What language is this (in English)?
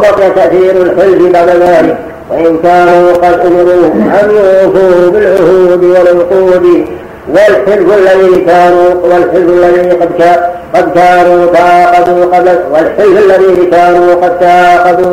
Arabic